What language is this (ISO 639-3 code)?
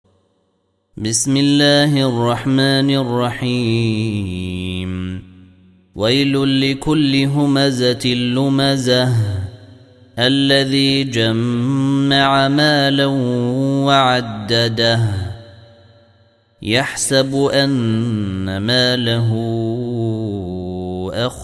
ara